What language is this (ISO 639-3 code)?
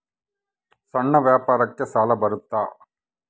kan